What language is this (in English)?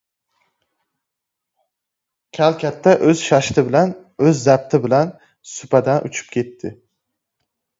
Uzbek